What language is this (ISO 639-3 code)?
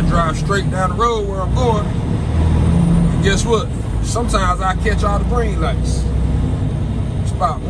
eng